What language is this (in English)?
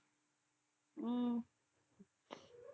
Tamil